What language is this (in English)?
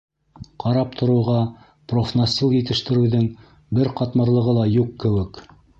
Bashkir